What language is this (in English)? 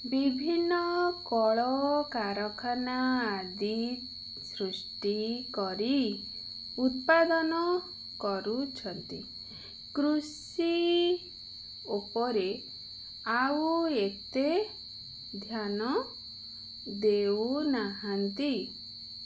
Odia